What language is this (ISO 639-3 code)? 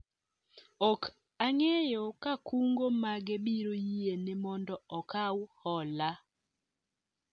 luo